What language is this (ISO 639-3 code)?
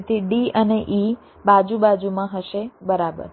guj